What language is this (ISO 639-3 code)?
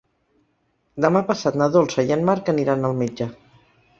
cat